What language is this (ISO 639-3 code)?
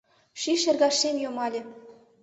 chm